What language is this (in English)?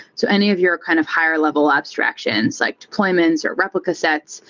English